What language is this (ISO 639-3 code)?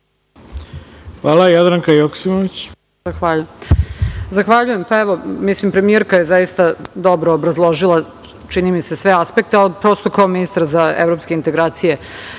srp